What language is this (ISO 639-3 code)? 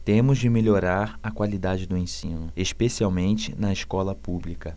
por